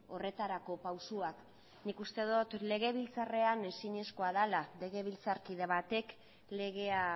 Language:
Basque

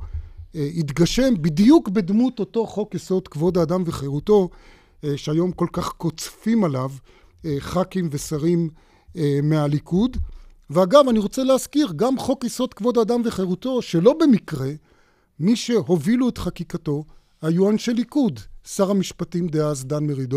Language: Hebrew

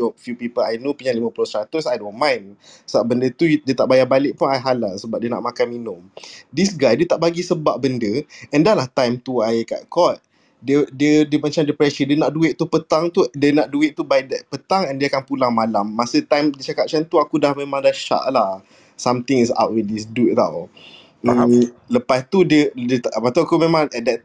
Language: Malay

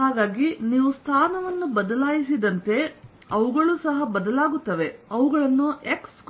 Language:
Kannada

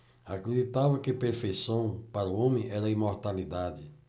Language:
Portuguese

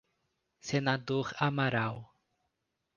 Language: Portuguese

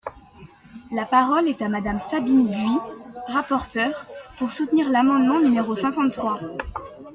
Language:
French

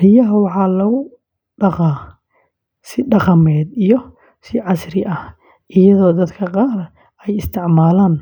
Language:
Somali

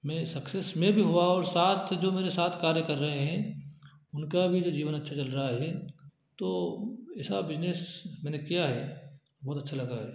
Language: Hindi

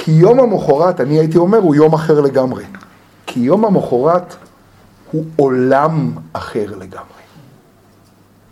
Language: Hebrew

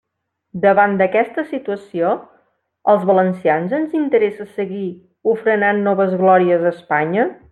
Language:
Catalan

